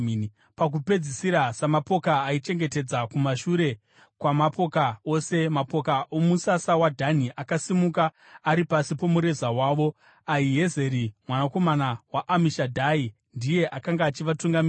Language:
Shona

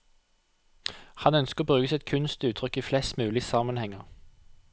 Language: Norwegian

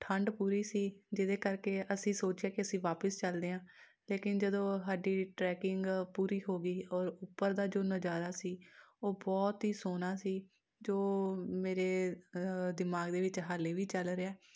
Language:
Punjabi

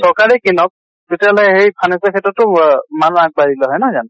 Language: Assamese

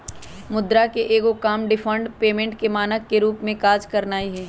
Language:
Magahi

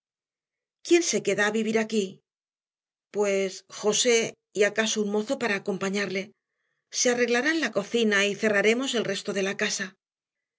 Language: Spanish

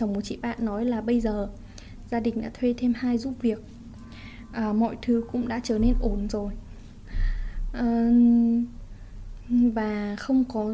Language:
Vietnamese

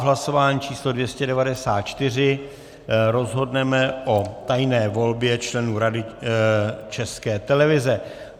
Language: Czech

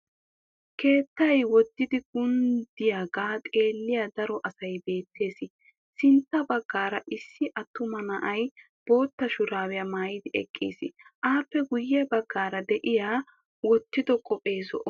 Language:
Wolaytta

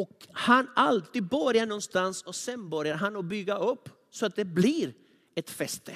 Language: Swedish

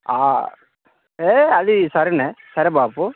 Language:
Telugu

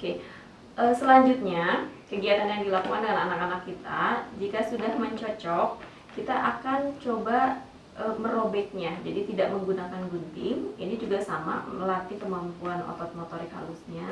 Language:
Indonesian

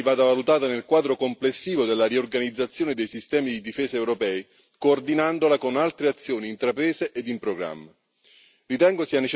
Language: Italian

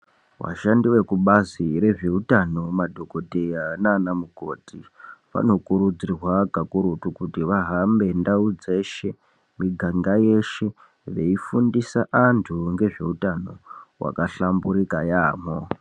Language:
Ndau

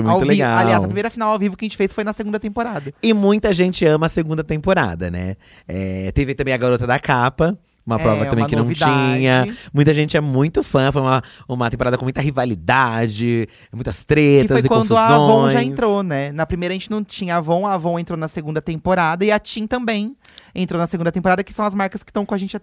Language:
Portuguese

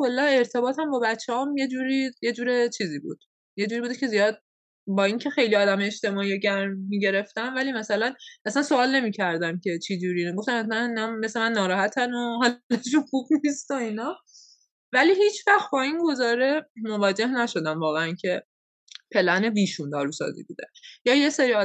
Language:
Persian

